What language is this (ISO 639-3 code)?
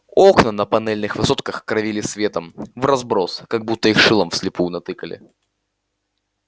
rus